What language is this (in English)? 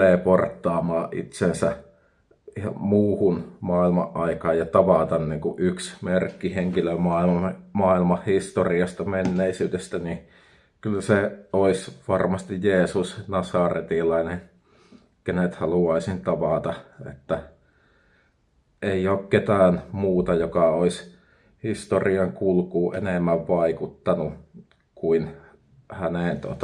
Finnish